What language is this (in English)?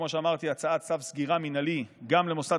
Hebrew